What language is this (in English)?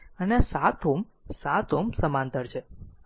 Gujarati